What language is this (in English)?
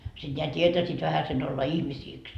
Finnish